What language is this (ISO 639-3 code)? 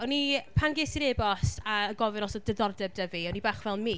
cym